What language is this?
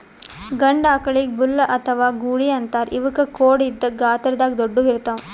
Kannada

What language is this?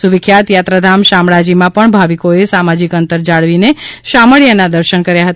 Gujarati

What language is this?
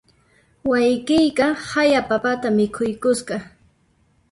Puno Quechua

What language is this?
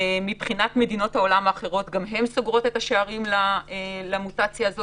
Hebrew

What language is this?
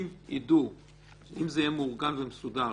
Hebrew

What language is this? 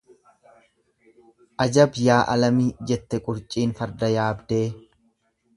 Oromo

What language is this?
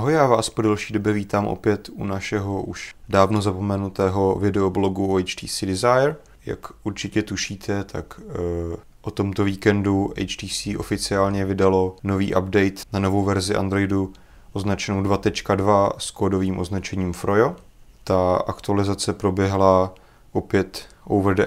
Czech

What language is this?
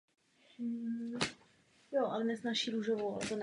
Czech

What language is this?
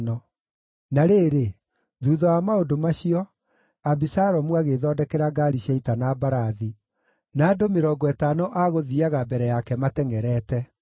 Kikuyu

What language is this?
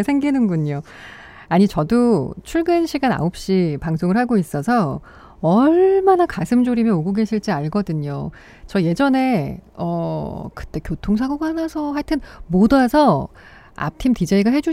Korean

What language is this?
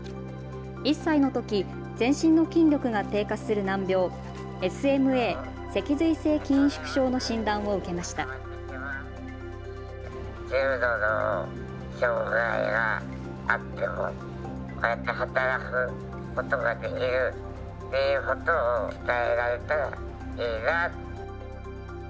Japanese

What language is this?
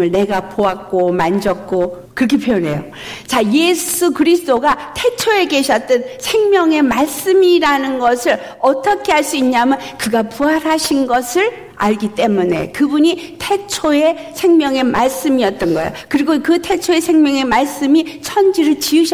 Korean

